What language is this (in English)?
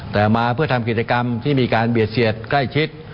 Thai